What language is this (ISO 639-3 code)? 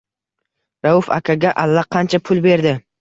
uzb